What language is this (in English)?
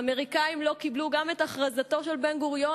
Hebrew